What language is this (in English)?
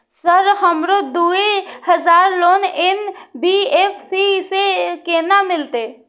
Maithili